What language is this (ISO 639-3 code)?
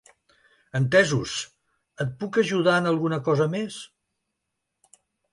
cat